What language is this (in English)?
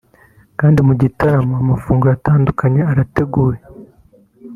Kinyarwanda